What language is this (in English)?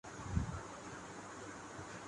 Urdu